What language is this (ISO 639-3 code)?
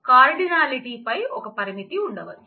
tel